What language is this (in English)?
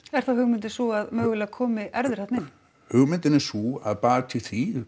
Icelandic